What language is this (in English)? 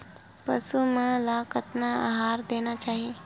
Chhattisgarhi